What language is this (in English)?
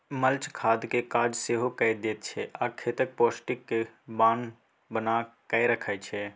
Maithili